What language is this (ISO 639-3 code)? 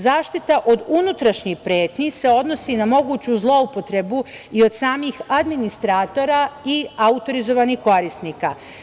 srp